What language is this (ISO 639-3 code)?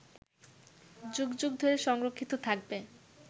ben